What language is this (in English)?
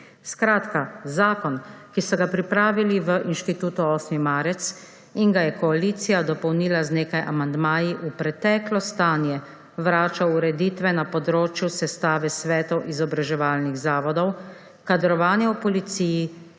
Slovenian